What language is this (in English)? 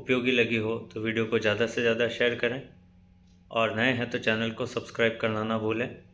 Hindi